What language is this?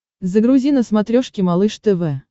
Russian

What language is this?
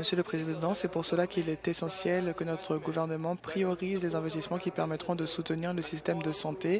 French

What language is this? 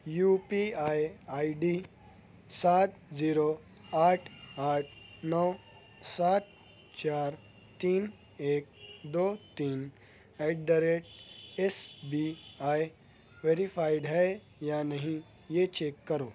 Urdu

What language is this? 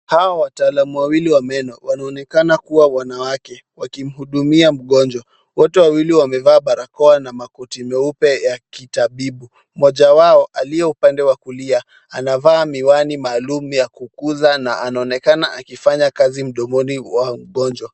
Swahili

